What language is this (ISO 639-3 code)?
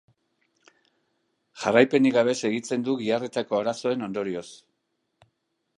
eus